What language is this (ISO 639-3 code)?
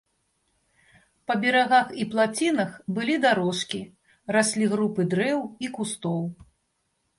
bel